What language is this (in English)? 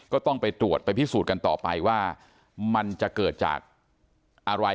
Thai